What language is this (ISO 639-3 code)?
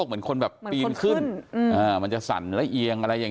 tha